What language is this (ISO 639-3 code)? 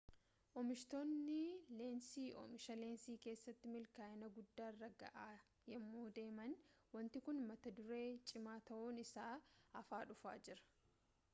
orm